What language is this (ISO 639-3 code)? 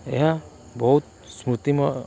ori